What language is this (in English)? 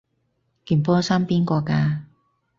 Cantonese